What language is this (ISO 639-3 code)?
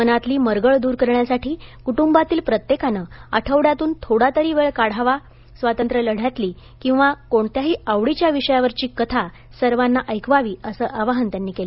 mar